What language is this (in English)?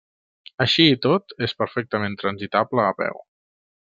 Catalan